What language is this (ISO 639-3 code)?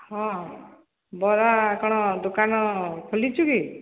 ori